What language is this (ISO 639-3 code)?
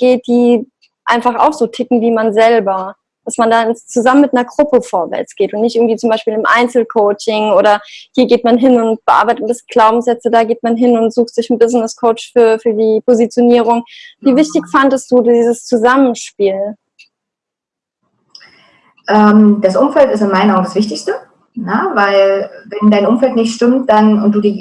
deu